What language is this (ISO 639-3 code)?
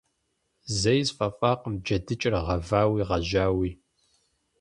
kbd